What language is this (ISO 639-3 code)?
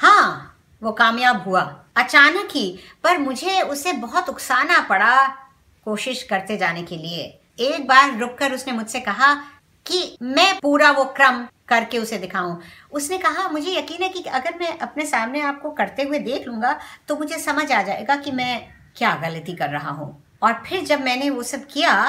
hin